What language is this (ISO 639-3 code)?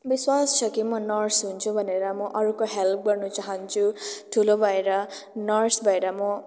nep